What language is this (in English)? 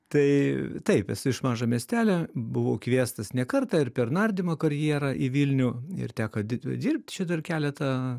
Lithuanian